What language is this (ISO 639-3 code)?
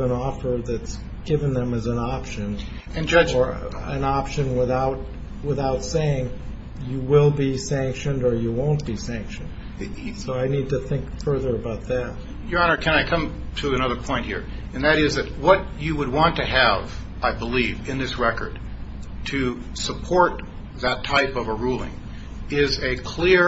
eng